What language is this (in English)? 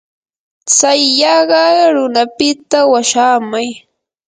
Yanahuanca Pasco Quechua